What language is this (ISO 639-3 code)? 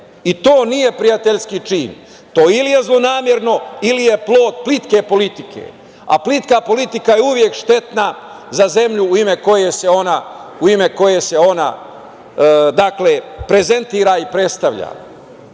srp